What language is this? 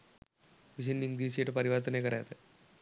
Sinhala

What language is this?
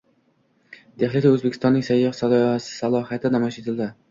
Uzbek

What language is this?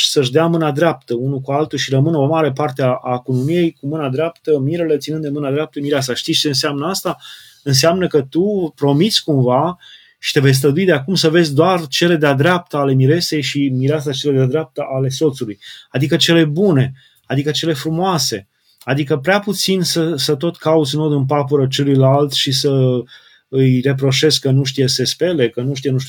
Romanian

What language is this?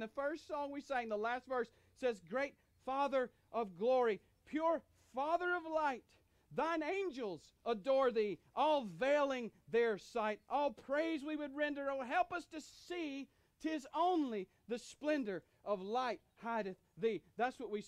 English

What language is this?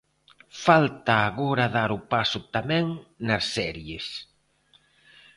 Galician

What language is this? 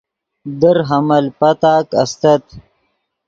Yidgha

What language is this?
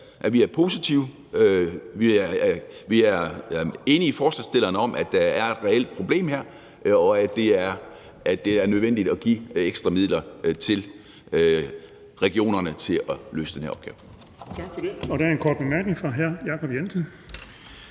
Danish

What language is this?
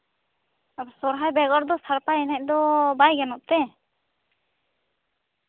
Santali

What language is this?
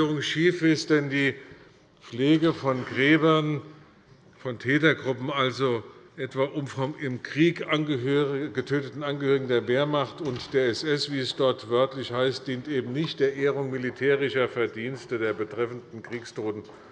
German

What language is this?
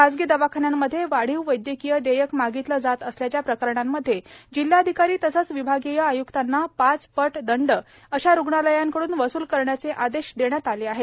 Marathi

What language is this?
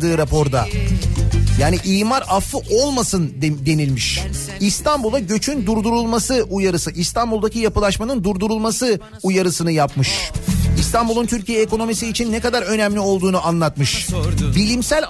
Turkish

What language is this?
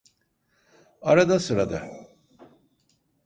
Turkish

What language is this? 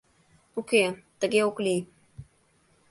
Mari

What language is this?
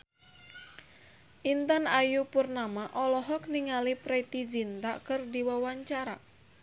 Sundanese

